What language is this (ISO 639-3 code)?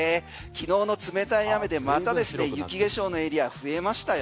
jpn